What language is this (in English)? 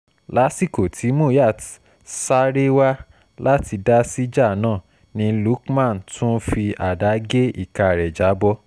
Yoruba